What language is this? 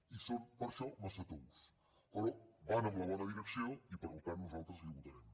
Catalan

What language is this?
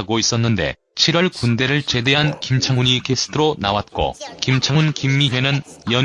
Korean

